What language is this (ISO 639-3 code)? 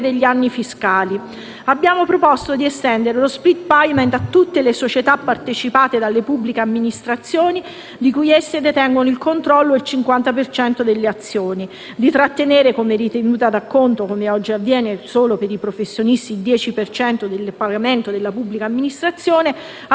ita